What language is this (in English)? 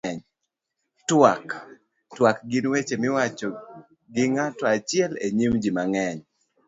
Luo (Kenya and Tanzania)